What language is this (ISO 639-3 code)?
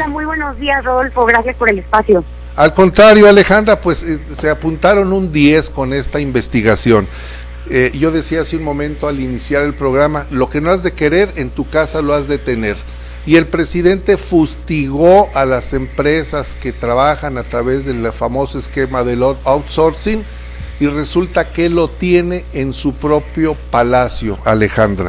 spa